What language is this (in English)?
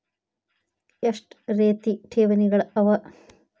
Kannada